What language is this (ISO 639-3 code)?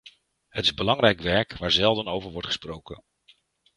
nld